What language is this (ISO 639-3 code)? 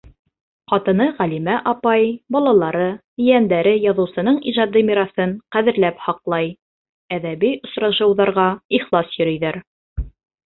bak